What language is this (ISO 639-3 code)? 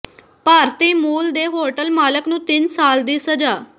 pan